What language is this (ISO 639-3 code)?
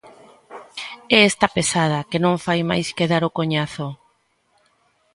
glg